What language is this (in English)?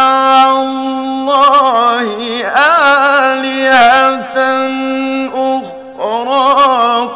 Arabic